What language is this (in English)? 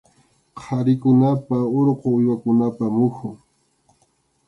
Arequipa-La Unión Quechua